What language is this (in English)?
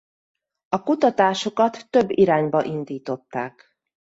Hungarian